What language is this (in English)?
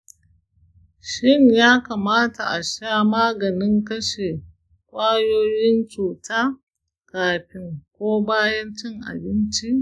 Hausa